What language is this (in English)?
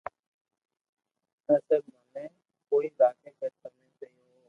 Loarki